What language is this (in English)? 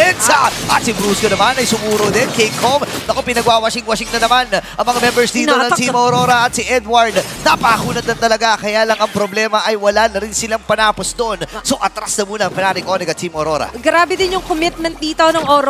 Filipino